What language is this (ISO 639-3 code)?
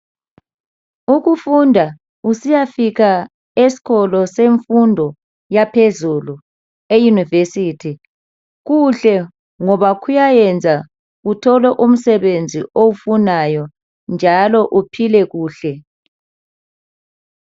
nde